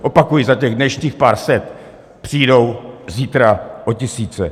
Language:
Czech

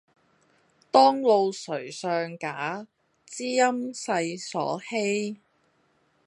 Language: Cantonese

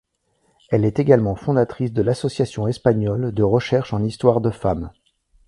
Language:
French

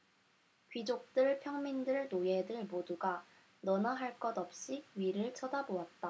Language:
Korean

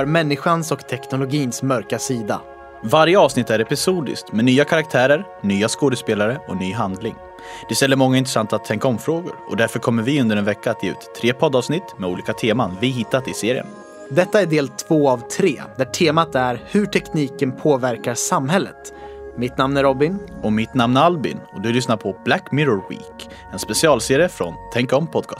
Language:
Swedish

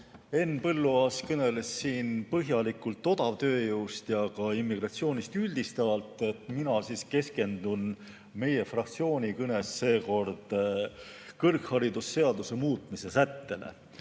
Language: Estonian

